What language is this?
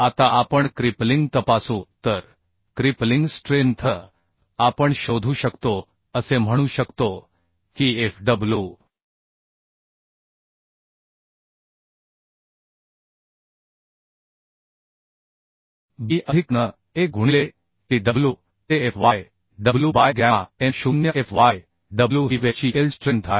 Marathi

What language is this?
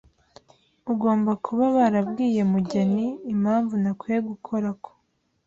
Kinyarwanda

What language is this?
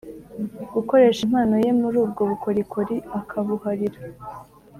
Kinyarwanda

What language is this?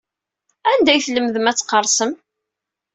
Kabyle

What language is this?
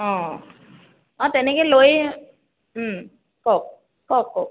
Assamese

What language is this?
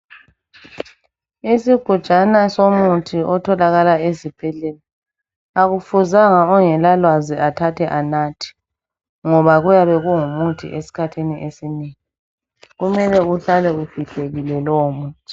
North Ndebele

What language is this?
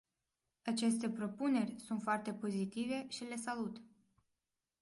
Romanian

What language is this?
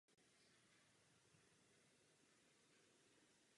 Czech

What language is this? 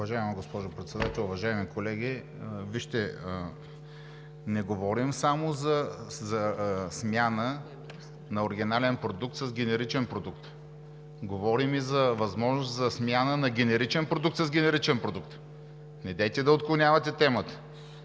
Bulgarian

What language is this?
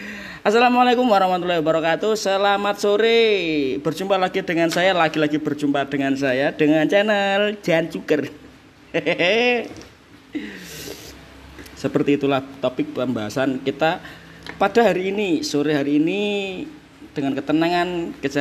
Indonesian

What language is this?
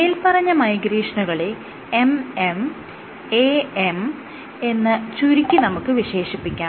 Malayalam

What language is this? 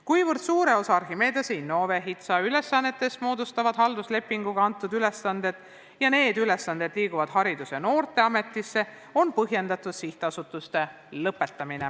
Estonian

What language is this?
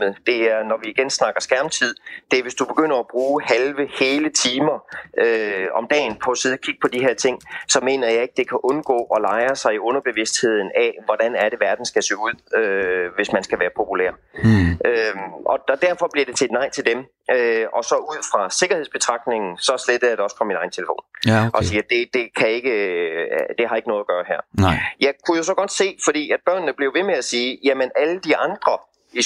Danish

